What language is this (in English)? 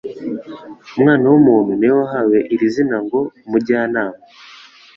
Kinyarwanda